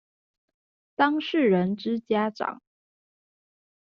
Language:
Chinese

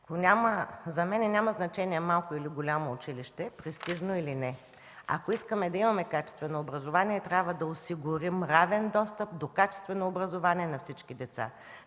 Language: Bulgarian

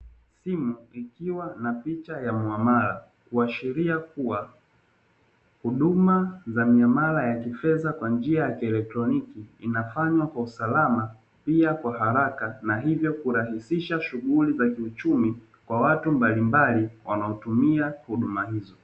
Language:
Swahili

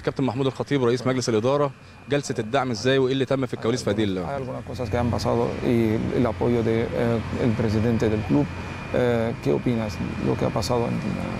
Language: Arabic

